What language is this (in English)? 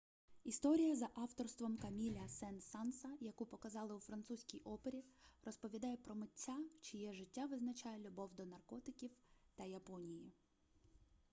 Ukrainian